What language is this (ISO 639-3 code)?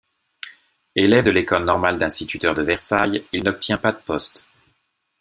fra